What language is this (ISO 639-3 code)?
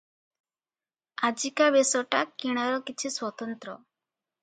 ori